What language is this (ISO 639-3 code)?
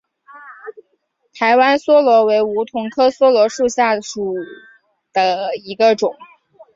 zho